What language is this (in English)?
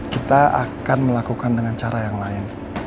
Indonesian